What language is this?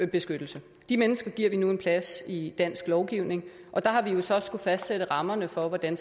Danish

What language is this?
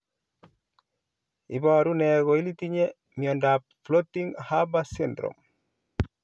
Kalenjin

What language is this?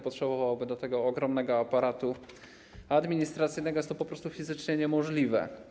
Polish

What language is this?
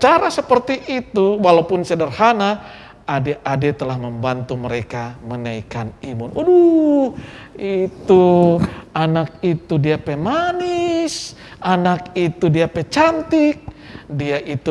Indonesian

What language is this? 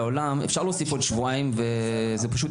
Hebrew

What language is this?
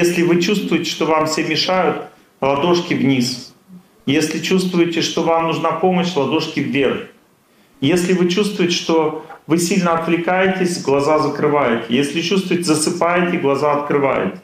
Russian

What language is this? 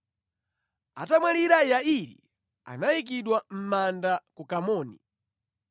Nyanja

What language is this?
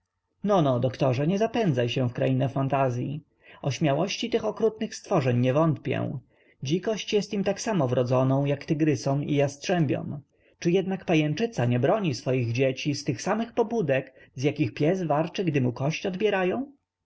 Polish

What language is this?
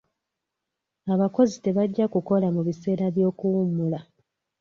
Ganda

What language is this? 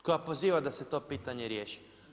Croatian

